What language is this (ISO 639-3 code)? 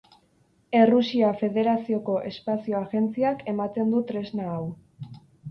eus